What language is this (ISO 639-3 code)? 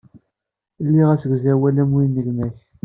kab